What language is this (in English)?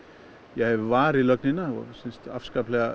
Icelandic